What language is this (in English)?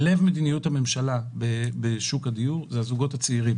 Hebrew